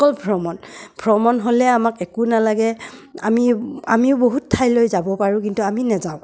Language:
Assamese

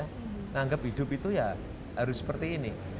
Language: Indonesian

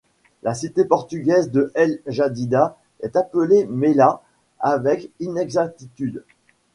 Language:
French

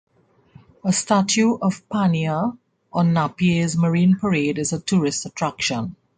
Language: English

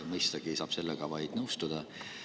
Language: Estonian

